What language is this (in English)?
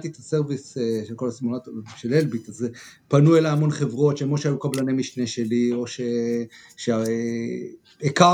Hebrew